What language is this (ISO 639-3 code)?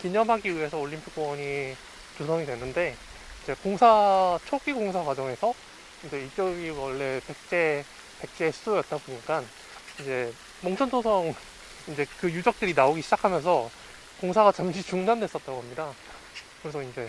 kor